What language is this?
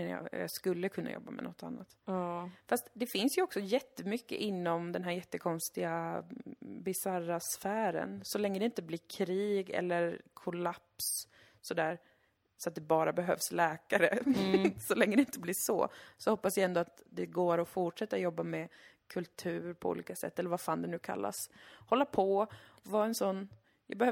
Swedish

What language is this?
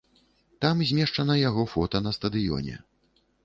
Belarusian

